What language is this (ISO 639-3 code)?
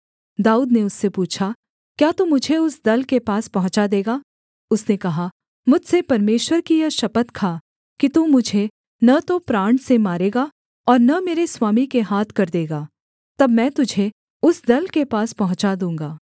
hin